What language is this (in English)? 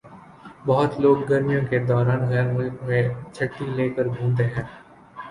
Urdu